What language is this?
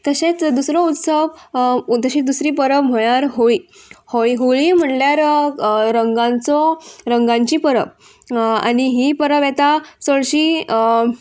Konkani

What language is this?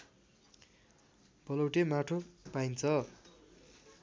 Nepali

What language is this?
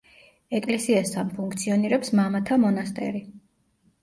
Georgian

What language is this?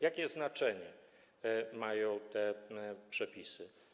Polish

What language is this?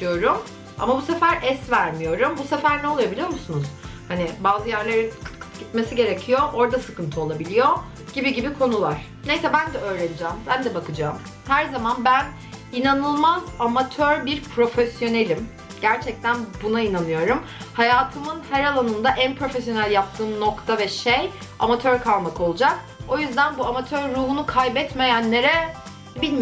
Turkish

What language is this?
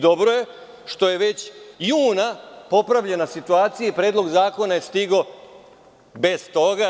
Serbian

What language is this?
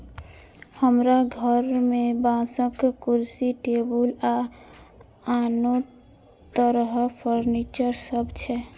Maithili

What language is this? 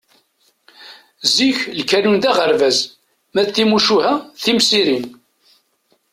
Kabyle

